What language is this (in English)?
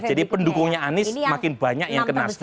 Indonesian